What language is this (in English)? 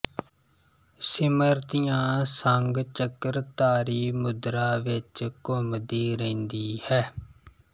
Punjabi